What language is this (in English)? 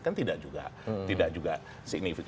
Indonesian